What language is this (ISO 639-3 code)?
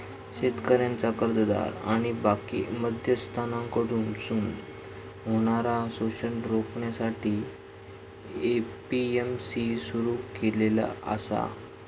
mar